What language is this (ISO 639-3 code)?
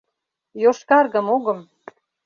chm